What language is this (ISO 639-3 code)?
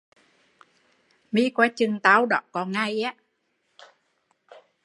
vie